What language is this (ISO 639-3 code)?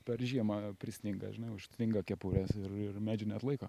lit